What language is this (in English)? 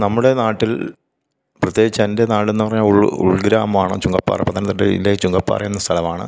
Malayalam